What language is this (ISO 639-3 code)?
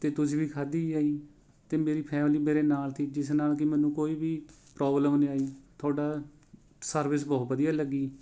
pan